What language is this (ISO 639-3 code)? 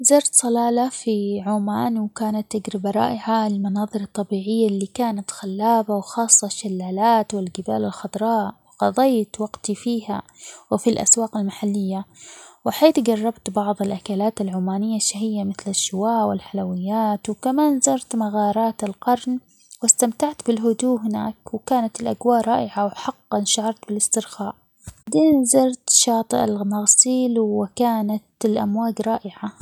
acx